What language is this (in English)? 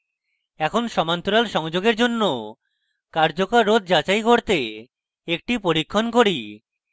Bangla